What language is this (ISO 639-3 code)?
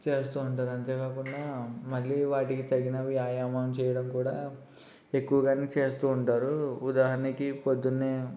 tel